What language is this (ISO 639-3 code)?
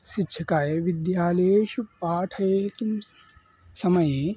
san